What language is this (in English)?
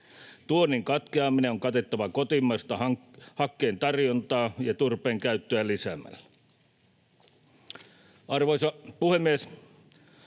Finnish